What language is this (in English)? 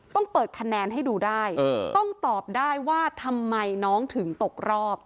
Thai